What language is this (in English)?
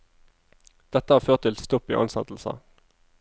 Norwegian